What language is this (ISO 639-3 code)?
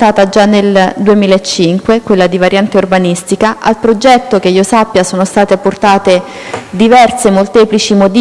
ita